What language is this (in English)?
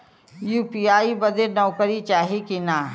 Bhojpuri